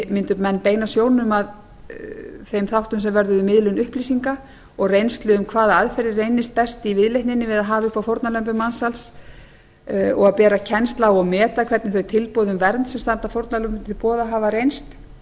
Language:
Icelandic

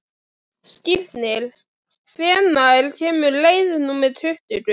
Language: Icelandic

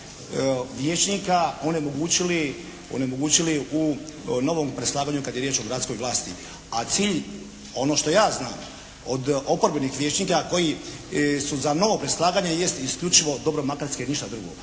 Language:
Croatian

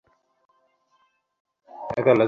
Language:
Bangla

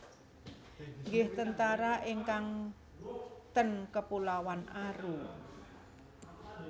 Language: Javanese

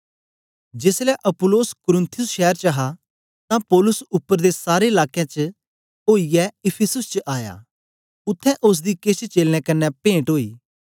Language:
Dogri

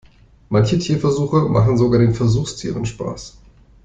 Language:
German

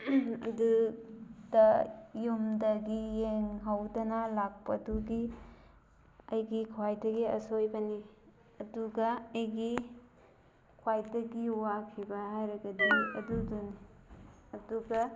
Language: Manipuri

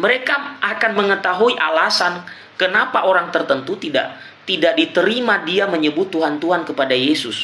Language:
Indonesian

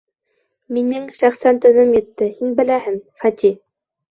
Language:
Bashkir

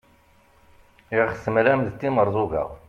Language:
Kabyle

